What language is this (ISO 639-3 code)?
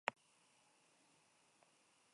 eus